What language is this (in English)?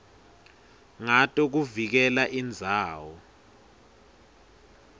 Swati